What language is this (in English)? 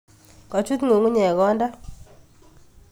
Kalenjin